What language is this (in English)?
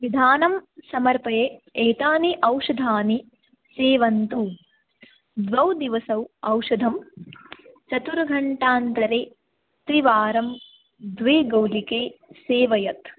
Sanskrit